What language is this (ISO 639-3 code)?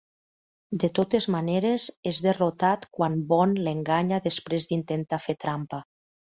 cat